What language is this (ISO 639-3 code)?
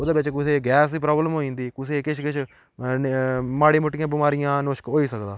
doi